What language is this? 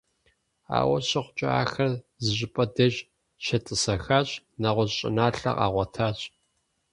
Kabardian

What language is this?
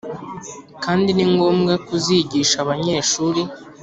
Kinyarwanda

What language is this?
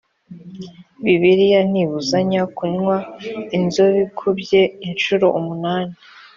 Kinyarwanda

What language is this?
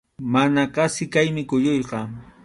Arequipa-La Unión Quechua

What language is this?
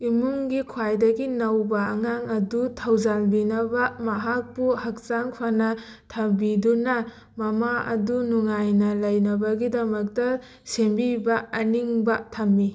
Manipuri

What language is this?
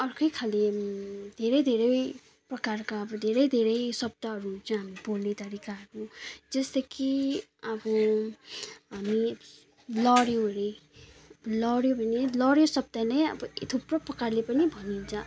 Nepali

